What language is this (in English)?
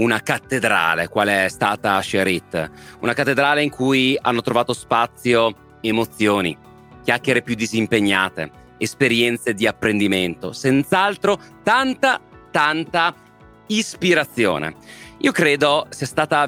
Italian